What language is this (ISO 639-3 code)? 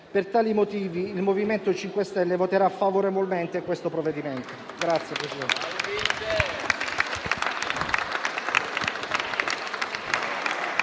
ita